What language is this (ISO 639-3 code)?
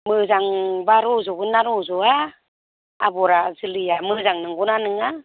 brx